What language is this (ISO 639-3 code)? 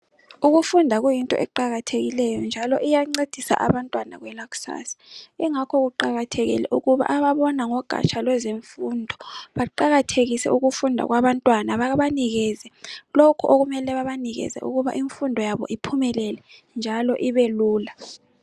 nde